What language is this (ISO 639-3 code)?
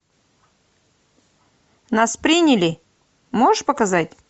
rus